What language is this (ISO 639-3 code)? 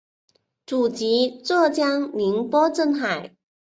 zho